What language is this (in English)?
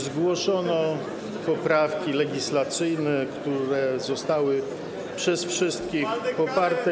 Polish